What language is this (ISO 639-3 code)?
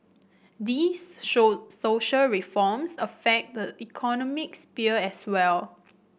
eng